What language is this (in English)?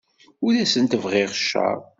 Kabyle